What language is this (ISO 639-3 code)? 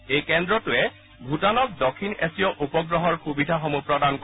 asm